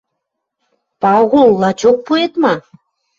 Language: Western Mari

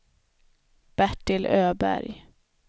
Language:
Swedish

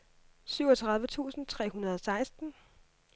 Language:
Danish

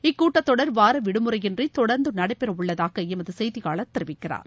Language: Tamil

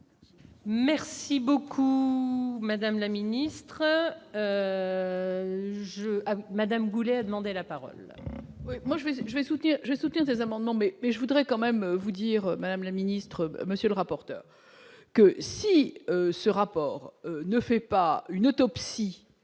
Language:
French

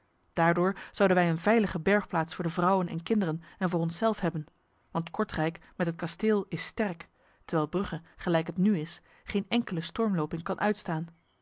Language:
Dutch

